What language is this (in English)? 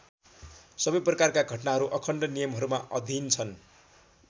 Nepali